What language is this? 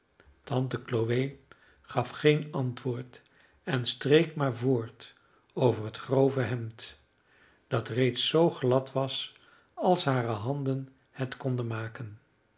Dutch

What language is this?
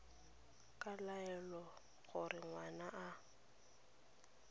Tswana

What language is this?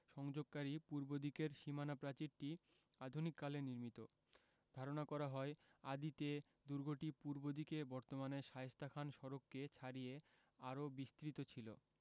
Bangla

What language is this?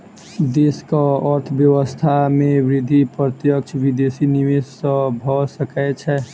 Maithili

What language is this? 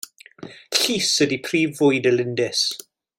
Welsh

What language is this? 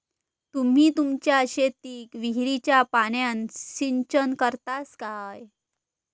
Marathi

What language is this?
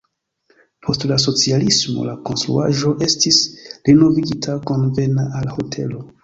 Esperanto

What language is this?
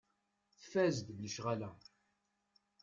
Kabyle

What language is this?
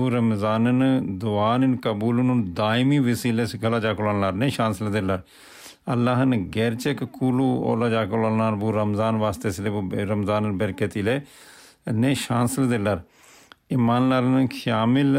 Turkish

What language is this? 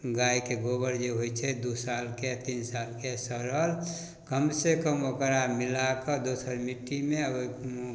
Maithili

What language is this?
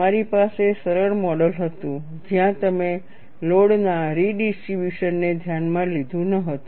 Gujarati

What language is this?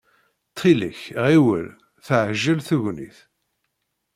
Kabyle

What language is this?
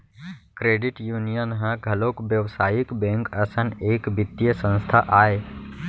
Chhattisgarhi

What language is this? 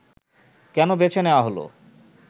Bangla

